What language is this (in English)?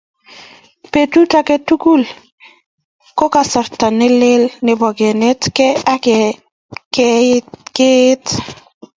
Kalenjin